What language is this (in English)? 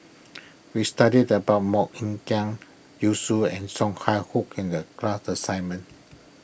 English